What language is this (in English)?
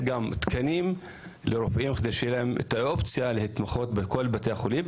Hebrew